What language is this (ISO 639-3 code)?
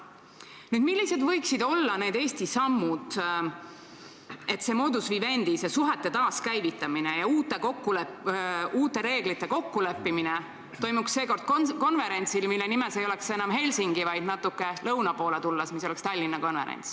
est